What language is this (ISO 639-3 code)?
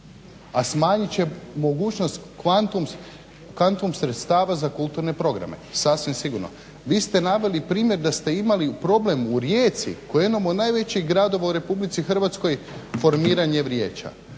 hrv